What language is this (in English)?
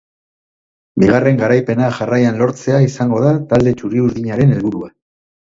Basque